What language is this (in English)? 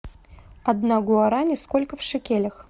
Russian